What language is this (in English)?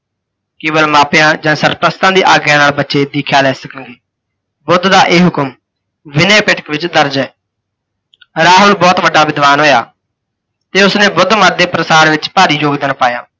Punjabi